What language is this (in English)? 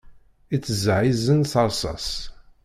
Kabyle